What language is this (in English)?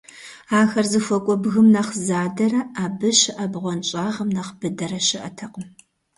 Kabardian